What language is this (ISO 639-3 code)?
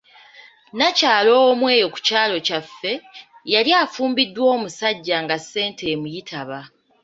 lug